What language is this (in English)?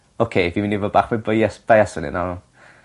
Welsh